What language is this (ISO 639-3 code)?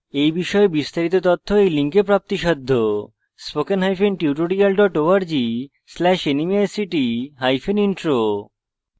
ben